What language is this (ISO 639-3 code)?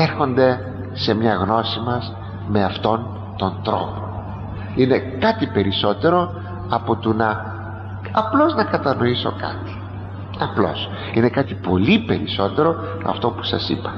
ell